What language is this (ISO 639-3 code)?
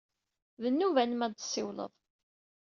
kab